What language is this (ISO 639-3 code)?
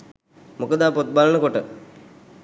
sin